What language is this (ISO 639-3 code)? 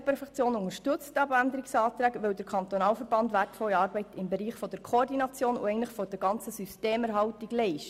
gsw